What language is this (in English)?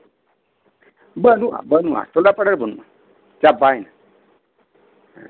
Santali